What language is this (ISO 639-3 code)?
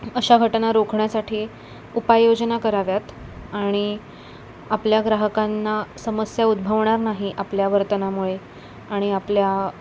mar